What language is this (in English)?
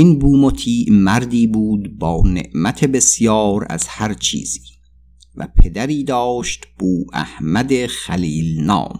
Persian